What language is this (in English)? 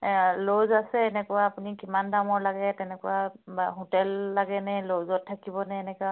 Assamese